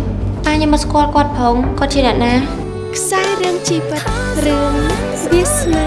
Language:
Vietnamese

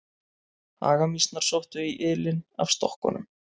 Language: Icelandic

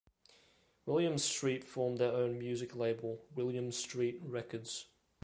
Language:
English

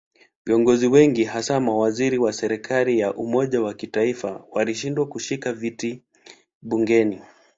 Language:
Swahili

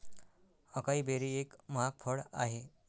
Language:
Marathi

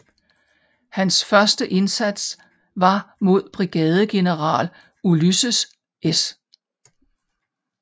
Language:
Danish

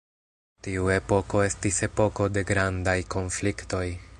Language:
Esperanto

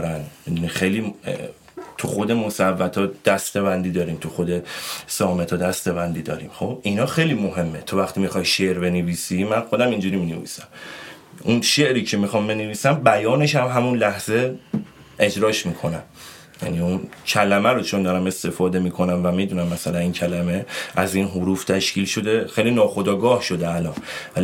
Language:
Persian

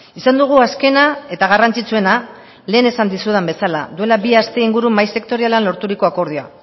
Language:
Basque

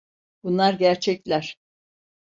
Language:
Turkish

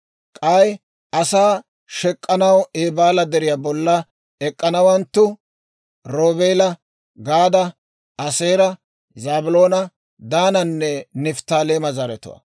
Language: Dawro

